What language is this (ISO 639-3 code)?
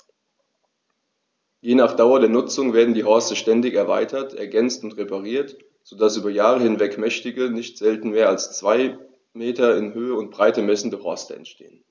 deu